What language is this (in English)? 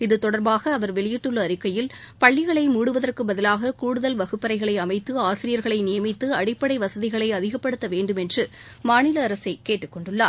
Tamil